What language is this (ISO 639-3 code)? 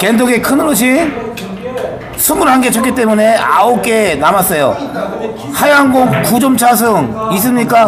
kor